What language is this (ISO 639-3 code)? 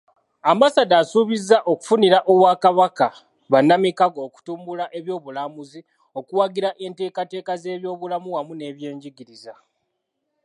lug